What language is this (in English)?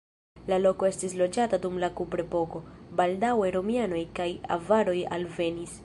Esperanto